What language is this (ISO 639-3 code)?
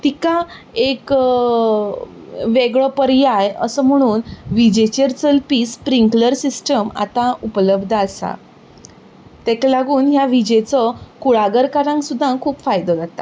kok